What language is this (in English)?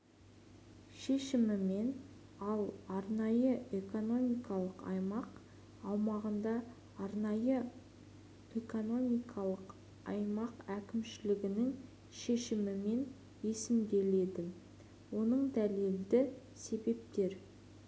Kazakh